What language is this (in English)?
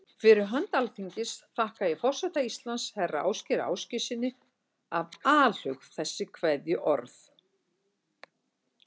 Icelandic